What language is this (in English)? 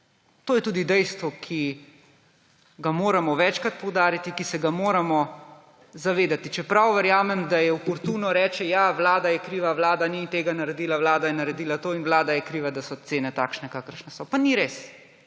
Slovenian